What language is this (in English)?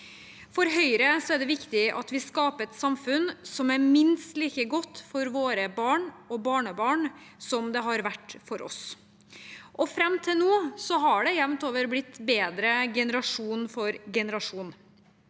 Norwegian